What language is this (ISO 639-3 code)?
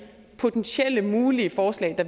dan